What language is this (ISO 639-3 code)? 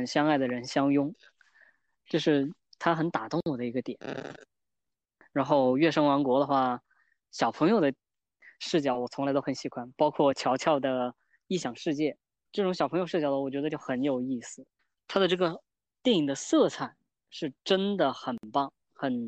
zho